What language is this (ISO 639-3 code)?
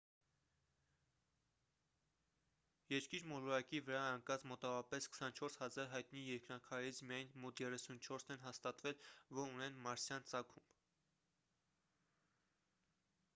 hye